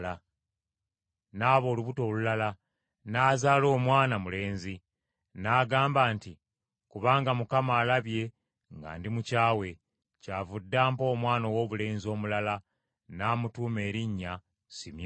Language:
Ganda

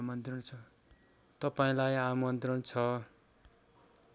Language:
Nepali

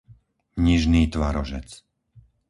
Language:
Slovak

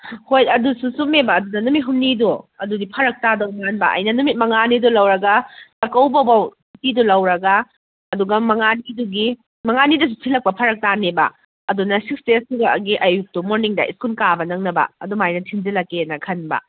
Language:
Manipuri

